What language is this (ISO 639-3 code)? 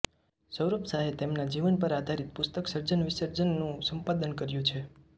guj